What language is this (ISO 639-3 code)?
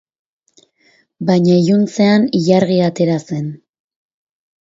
eus